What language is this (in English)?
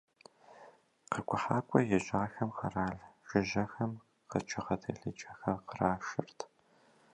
Kabardian